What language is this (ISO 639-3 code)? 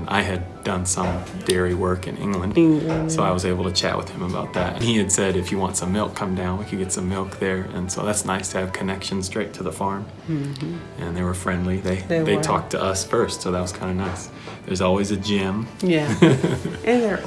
eng